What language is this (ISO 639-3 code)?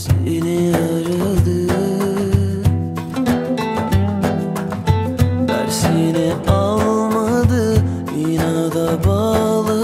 tur